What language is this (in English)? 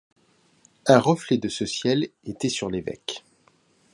French